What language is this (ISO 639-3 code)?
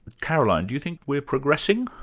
eng